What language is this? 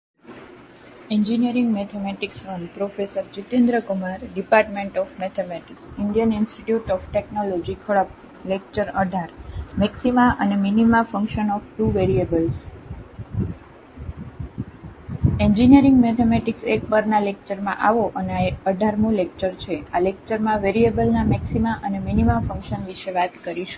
Gujarati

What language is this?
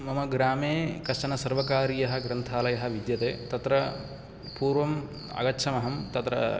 Sanskrit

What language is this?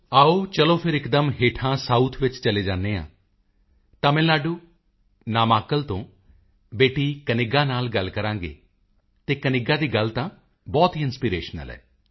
Punjabi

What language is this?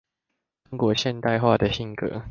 Chinese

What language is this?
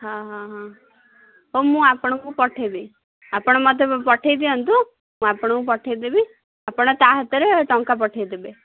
Odia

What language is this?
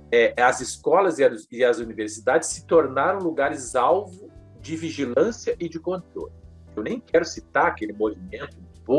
Portuguese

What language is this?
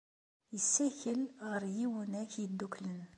Kabyle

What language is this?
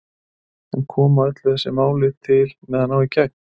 Icelandic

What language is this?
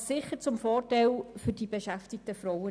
Swiss German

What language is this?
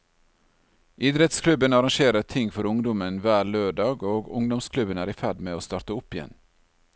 Norwegian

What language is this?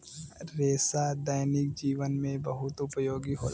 Bhojpuri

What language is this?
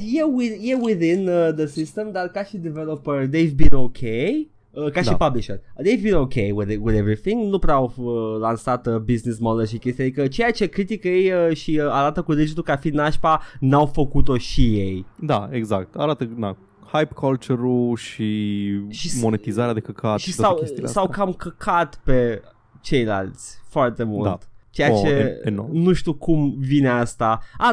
Romanian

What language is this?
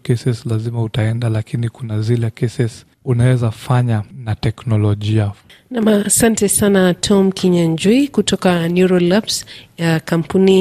Swahili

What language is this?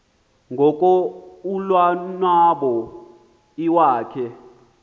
Xhosa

